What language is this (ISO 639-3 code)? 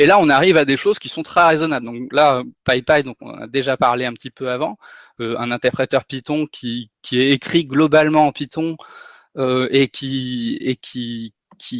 fra